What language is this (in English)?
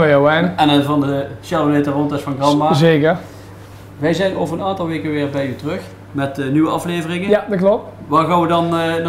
Dutch